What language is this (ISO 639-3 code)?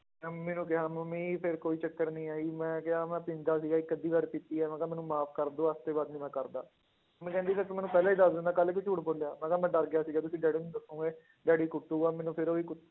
pan